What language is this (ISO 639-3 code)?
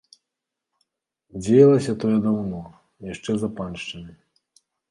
bel